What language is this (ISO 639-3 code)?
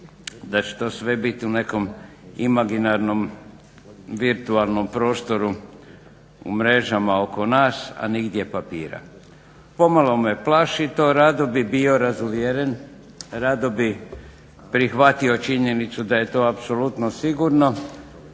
hrv